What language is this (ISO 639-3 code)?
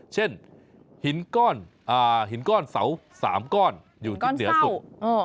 tha